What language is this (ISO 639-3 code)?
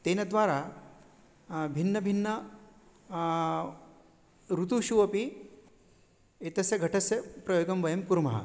san